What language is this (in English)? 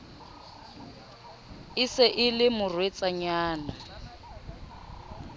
Southern Sotho